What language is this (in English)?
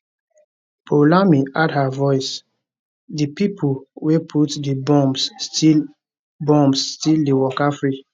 Nigerian Pidgin